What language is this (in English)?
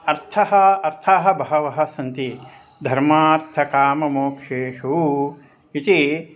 Sanskrit